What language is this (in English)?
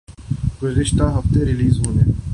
Urdu